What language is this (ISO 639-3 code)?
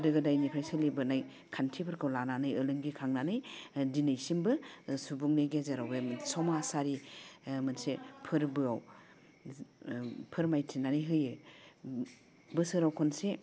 brx